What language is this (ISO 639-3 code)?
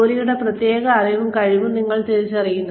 mal